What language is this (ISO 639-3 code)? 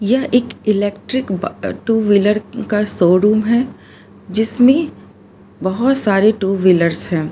hin